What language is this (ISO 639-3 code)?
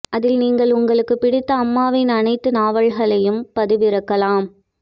tam